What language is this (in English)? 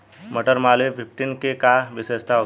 Bhojpuri